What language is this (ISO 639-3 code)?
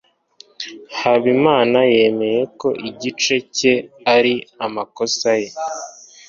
kin